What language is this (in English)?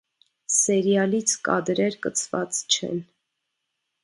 Armenian